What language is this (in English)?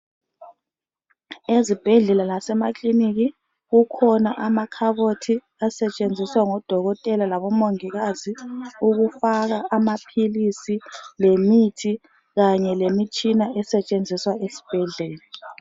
North Ndebele